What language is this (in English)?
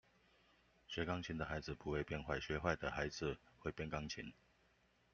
Chinese